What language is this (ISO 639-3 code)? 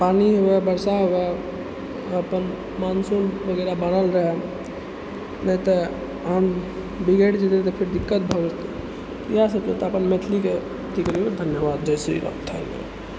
mai